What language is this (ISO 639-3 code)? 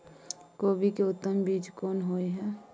mai